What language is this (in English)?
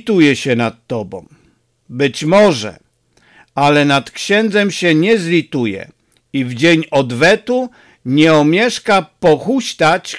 Polish